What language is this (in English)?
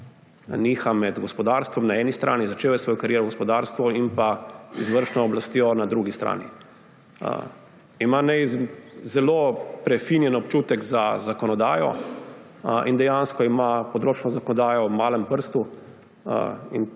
Slovenian